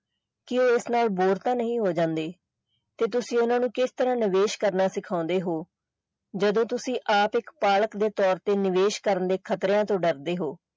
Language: Punjabi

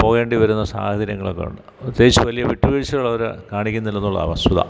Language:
Malayalam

